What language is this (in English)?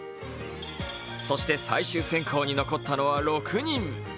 Japanese